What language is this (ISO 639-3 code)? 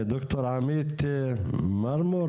heb